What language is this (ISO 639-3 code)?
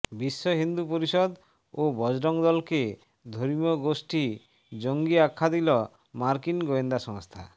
ben